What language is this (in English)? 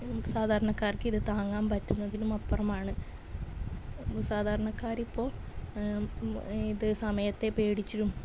Malayalam